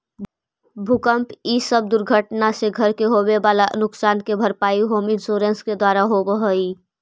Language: Magahi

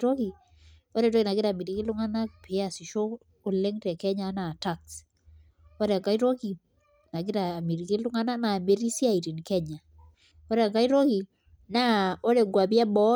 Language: Masai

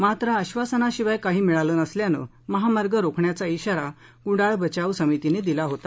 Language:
Marathi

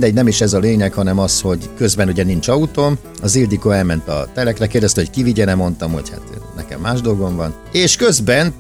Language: Hungarian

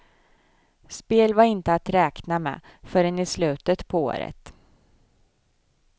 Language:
Swedish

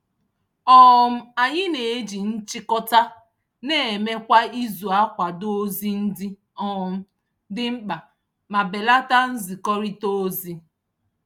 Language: Igbo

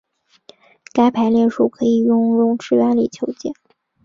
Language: Chinese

